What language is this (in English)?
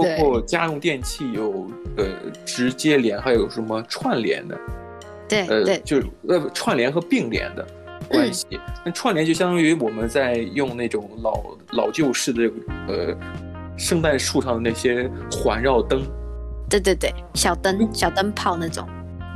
Chinese